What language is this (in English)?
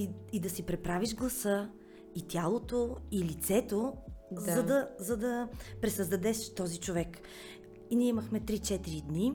Bulgarian